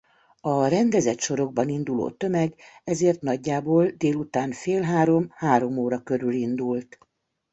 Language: Hungarian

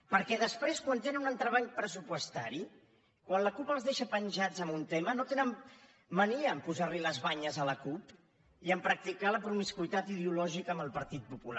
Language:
Catalan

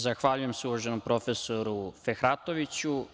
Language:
Serbian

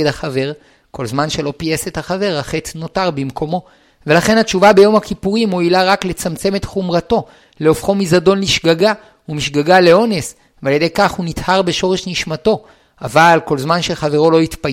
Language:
Hebrew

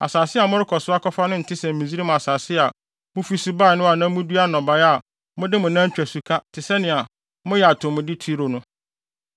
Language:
Akan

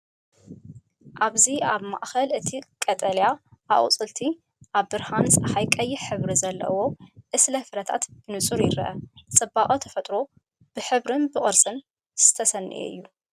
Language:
Tigrinya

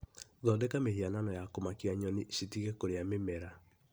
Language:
Kikuyu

